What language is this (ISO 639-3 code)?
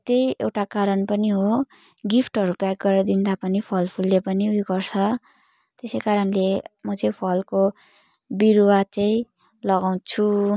nep